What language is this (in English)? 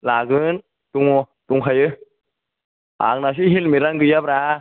Bodo